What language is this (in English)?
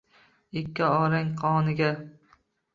Uzbek